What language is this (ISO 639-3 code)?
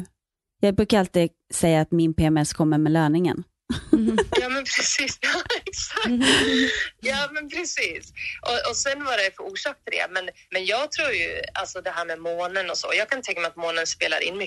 swe